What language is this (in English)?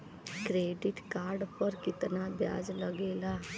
Bhojpuri